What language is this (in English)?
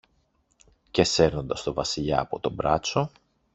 Greek